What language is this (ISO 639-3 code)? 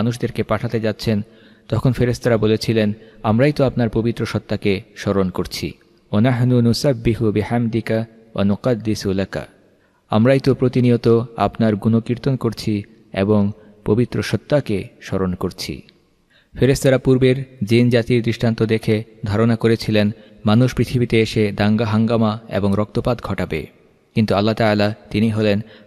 tur